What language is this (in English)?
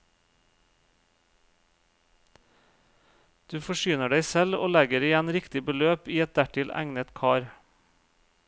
Norwegian